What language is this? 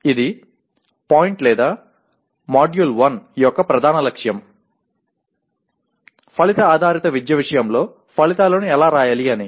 Telugu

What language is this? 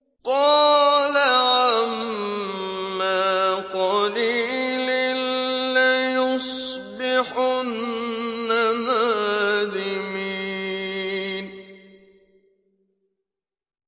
Arabic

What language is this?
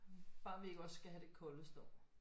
Danish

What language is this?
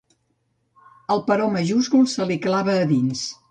Catalan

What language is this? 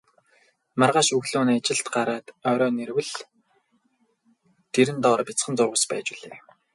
Mongolian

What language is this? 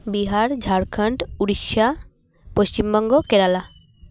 Santali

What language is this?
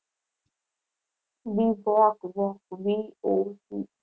Gujarati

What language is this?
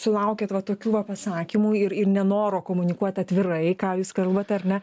Lithuanian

